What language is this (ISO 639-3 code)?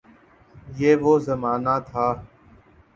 urd